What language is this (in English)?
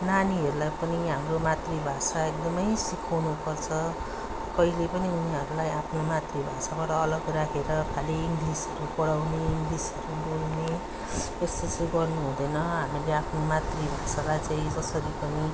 Nepali